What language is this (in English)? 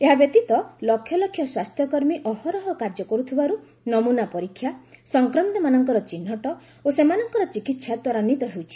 Odia